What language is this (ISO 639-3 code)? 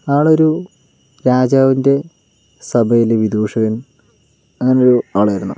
mal